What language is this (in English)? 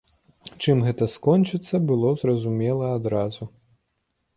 Belarusian